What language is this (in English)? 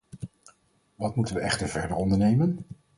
Dutch